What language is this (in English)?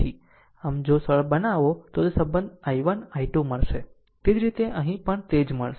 Gujarati